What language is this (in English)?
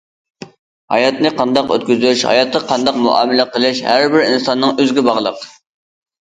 Uyghur